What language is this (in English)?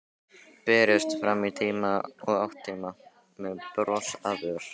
Icelandic